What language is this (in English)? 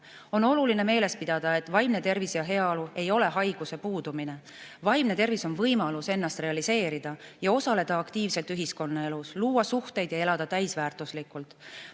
Estonian